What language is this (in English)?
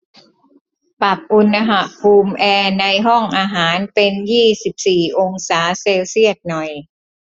Thai